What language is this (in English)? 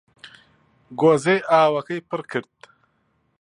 Central Kurdish